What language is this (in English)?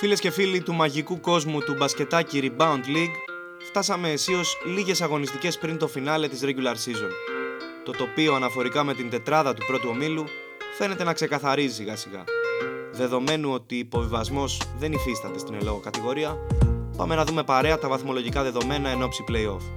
Greek